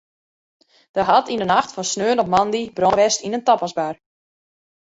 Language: Western Frisian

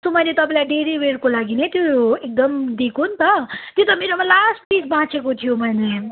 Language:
Nepali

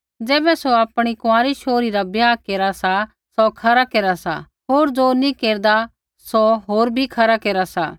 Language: Kullu Pahari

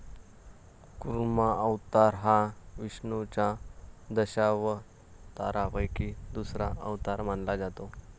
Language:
Marathi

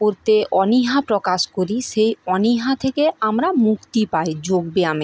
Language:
Bangla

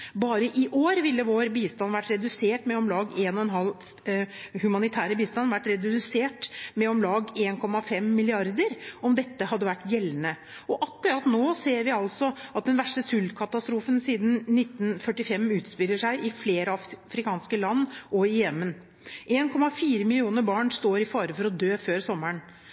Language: Norwegian Bokmål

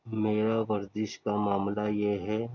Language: Urdu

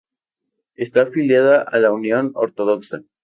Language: Spanish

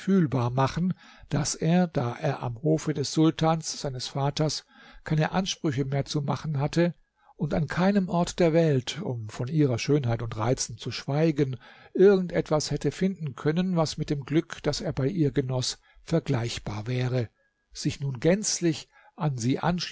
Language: German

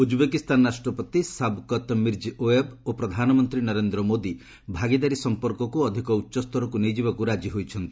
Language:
Odia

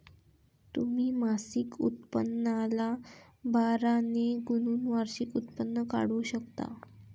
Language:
Marathi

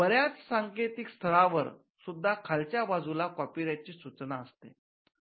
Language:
Marathi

